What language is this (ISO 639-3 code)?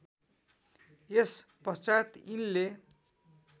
nep